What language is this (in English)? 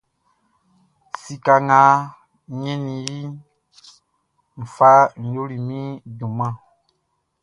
Baoulé